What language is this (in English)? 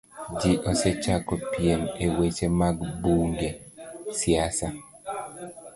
Luo (Kenya and Tanzania)